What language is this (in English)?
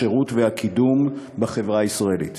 Hebrew